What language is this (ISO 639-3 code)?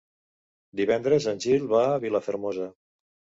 cat